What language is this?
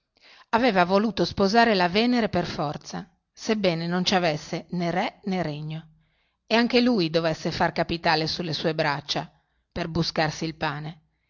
Italian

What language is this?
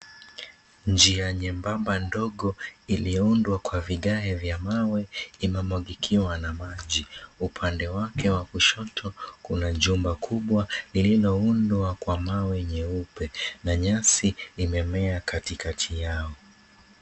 Swahili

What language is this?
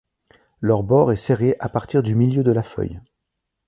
French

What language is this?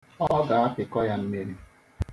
Igbo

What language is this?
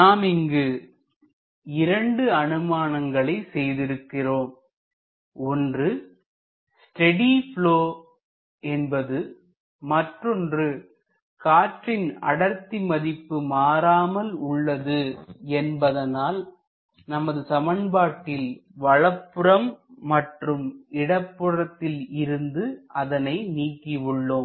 Tamil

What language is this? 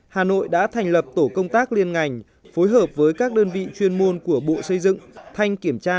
Vietnamese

